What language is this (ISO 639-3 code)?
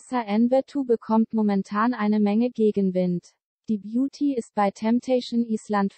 deu